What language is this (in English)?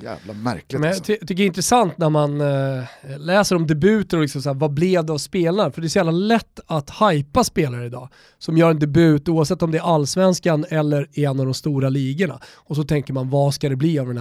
Swedish